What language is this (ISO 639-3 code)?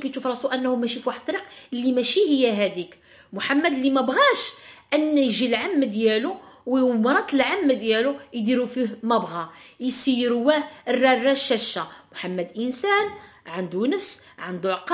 ara